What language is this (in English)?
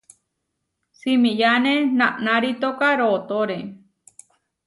Huarijio